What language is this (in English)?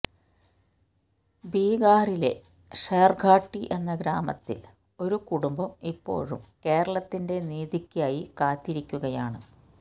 Malayalam